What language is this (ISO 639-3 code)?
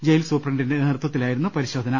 mal